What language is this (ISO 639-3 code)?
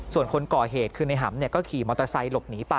tha